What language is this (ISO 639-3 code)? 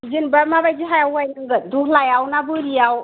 brx